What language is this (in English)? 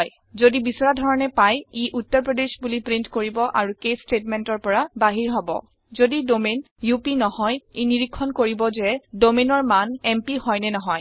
Assamese